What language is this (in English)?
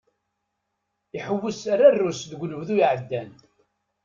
Kabyle